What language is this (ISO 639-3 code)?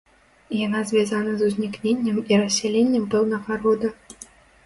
bel